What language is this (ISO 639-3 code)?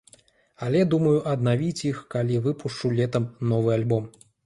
bel